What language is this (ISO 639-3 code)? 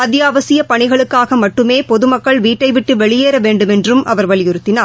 tam